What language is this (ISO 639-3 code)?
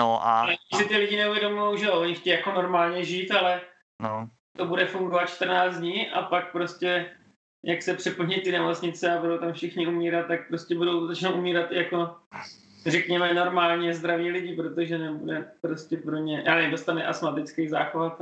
ces